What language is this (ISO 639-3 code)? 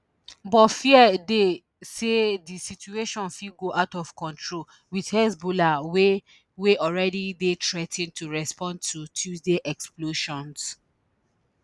pcm